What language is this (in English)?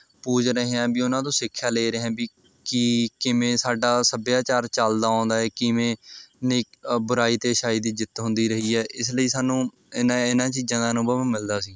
Punjabi